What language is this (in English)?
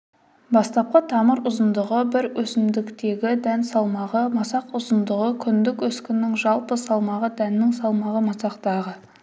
Kazakh